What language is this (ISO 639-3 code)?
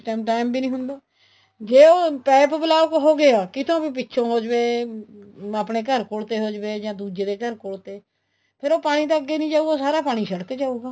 pan